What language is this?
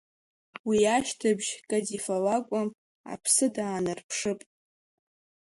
Abkhazian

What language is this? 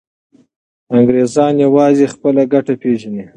Pashto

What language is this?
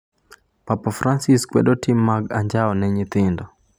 Luo (Kenya and Tanzania)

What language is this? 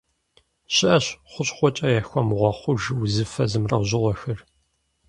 Kabardian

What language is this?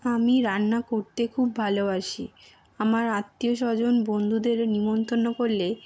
Bangla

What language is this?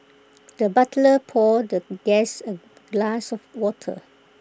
English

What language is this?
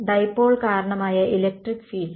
Malayalam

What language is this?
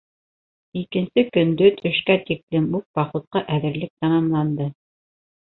Bashkir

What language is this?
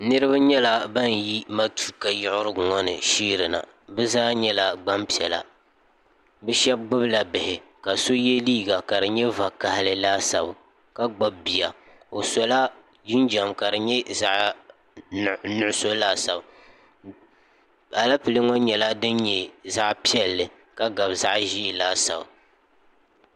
Dagbani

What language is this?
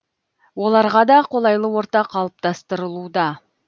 Kazakh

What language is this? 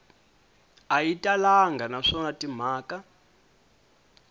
Tsonga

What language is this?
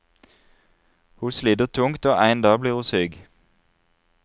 Norwegian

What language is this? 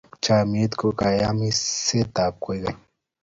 Kalenjin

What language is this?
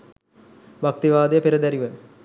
Sinhala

